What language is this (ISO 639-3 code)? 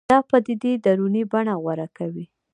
pus